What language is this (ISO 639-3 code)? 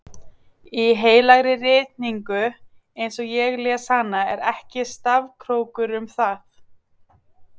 isl